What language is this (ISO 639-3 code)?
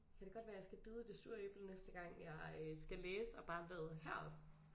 dan